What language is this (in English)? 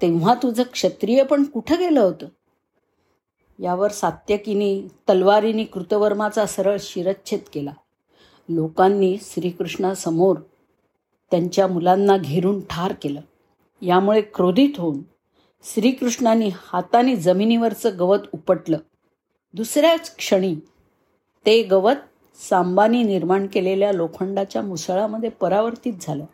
Marathi